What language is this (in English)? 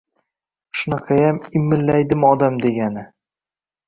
Uzbek